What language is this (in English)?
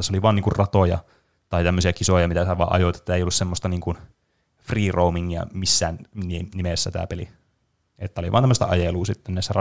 Finnish